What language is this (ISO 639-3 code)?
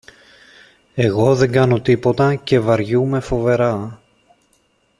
ell